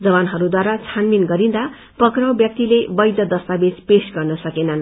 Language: Nepali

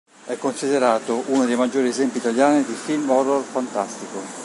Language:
Italian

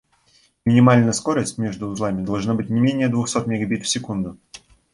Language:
Russian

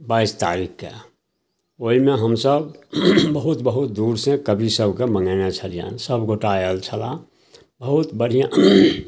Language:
Maithili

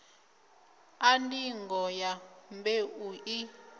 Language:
Venda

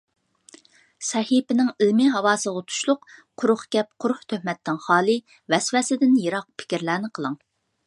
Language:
Uyghur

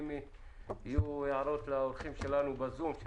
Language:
Hebrew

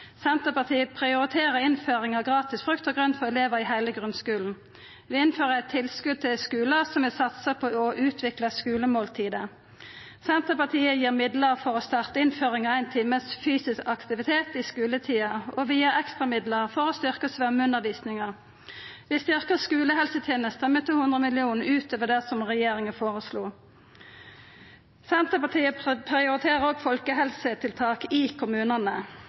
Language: Norwegian Nynorsk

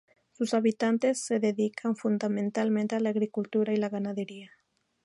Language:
Spanish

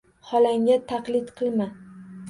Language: Uzbek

